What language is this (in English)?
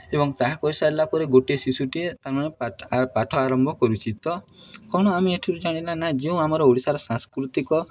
Odia